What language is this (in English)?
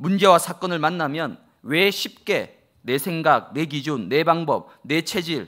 Korean